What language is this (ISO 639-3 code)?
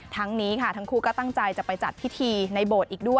tha